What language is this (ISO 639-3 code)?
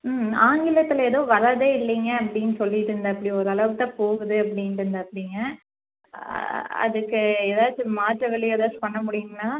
tam